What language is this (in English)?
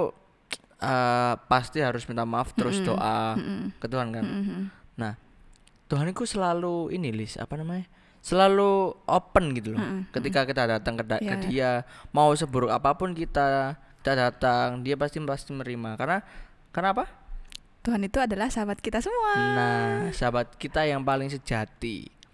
Indonesian